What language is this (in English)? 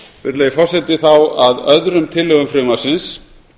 Icelandic